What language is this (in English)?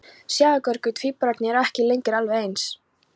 Icelandic